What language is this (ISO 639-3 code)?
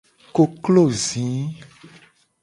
gej